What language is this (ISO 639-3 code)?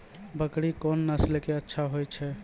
mai